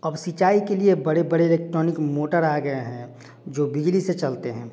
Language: Hindi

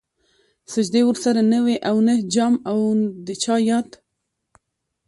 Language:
Pashto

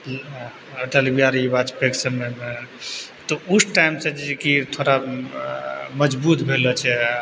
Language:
Maithili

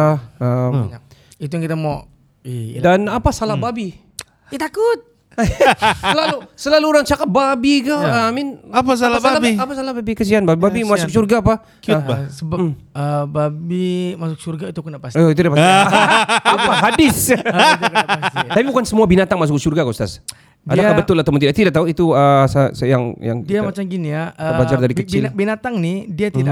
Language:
Malay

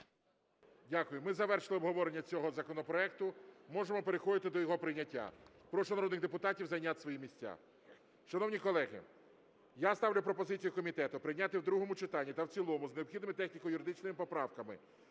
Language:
Ukrainian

